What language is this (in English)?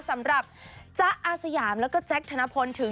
Thai